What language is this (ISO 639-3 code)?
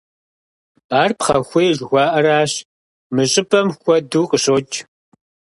kbd